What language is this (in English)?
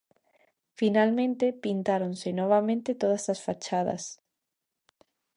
Galician